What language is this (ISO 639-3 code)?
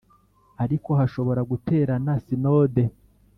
kin